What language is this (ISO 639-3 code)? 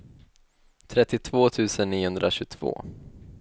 swe